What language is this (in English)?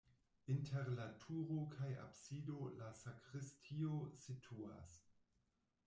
Esperanto